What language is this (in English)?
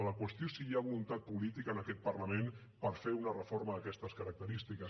Catalan